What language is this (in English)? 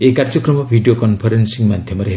Odia